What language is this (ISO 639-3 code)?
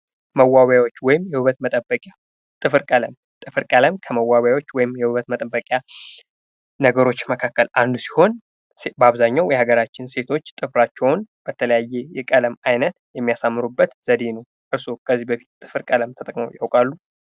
amh